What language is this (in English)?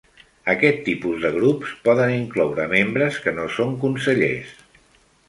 Catalan